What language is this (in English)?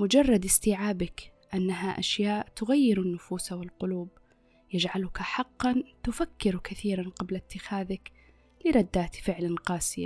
Arabic